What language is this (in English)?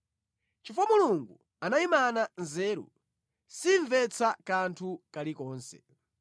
Nyanja